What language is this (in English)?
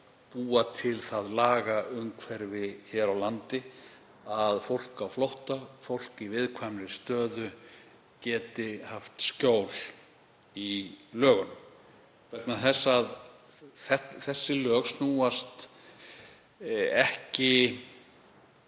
Icelandic